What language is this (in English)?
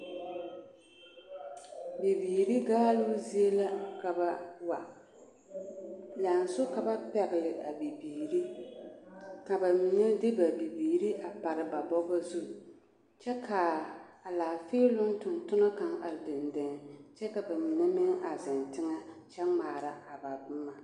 Southern Dagaare